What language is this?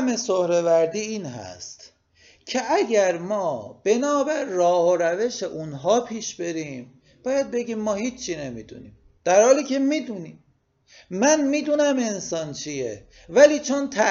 Persian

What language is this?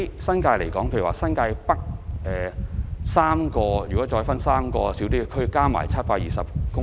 Cantonese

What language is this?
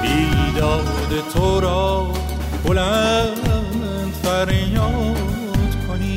Persian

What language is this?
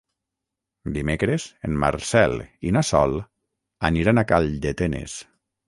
Catalan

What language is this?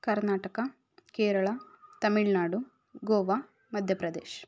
Kannada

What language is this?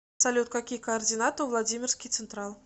Russian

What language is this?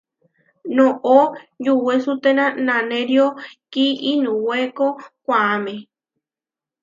Huarijio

